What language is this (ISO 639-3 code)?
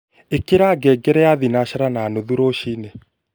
kik